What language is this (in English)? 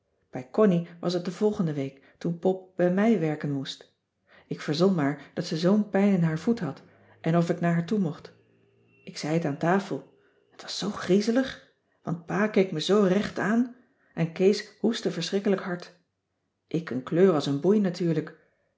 Dutch